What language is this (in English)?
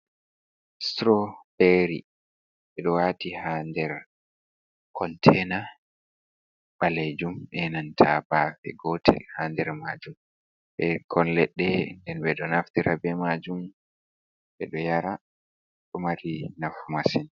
Fula